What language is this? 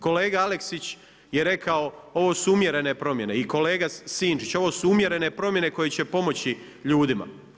Croatian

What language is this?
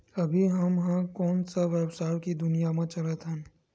Chhattisgarhi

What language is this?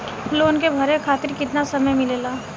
Bhojpuri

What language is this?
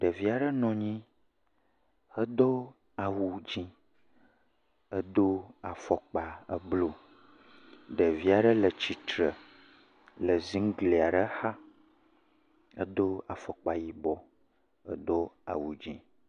Ewe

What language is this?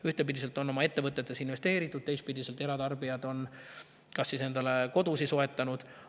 Estonian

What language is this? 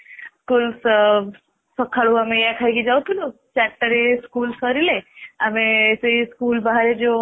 Odia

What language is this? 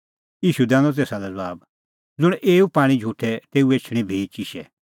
Kullu Pahari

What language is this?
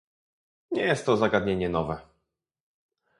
Polish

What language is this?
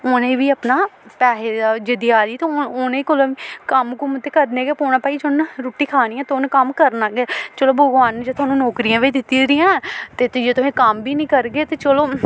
Dogri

